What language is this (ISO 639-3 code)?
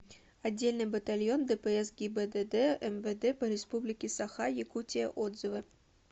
rus